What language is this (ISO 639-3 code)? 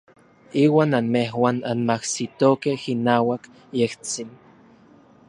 nlv